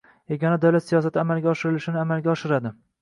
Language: Uzbek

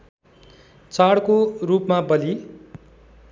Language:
Nepali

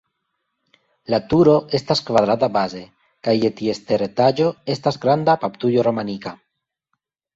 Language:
Esperanto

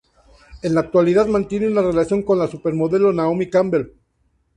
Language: Spanish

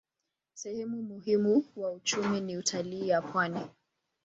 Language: Swahili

